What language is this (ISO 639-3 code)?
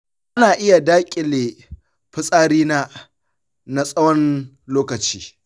hau